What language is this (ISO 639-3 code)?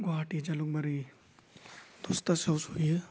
brx